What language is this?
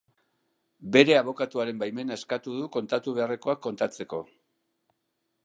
Basque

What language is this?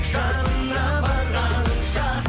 Kazakh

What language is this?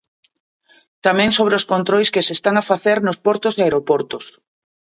Galician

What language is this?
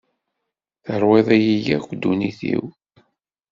Kabyle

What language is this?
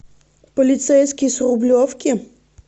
Russian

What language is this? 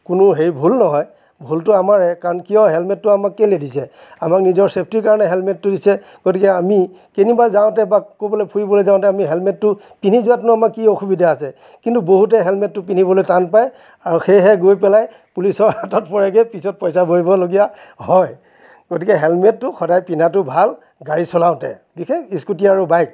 Assamese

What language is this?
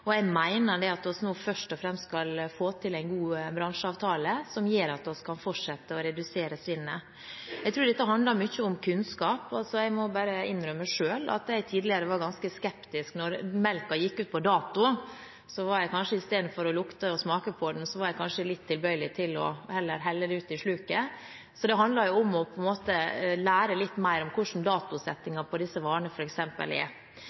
Norwegian Bokmål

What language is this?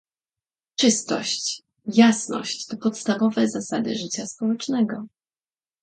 Polish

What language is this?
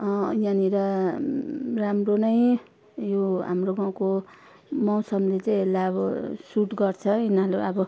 Nepali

